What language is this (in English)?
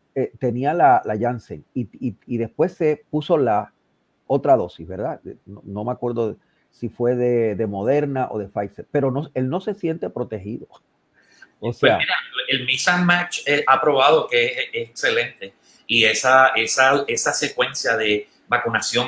Spanish